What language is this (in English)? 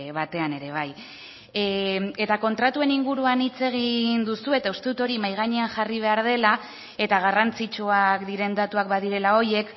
Basque